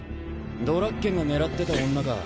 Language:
Japanese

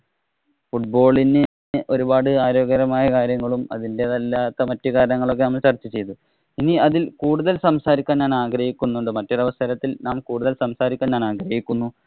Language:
Malayalam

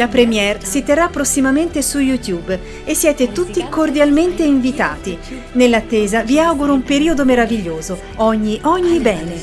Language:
Italian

